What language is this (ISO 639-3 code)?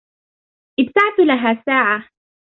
ara